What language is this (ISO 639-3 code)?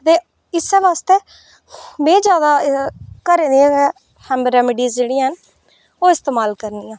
doi